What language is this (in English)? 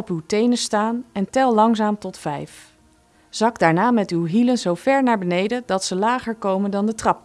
Dutch